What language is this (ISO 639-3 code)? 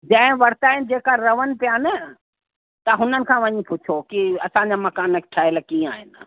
snd